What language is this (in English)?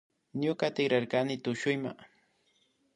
Imbabura Highland Quichua